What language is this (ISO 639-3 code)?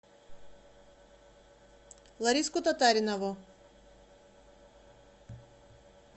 rus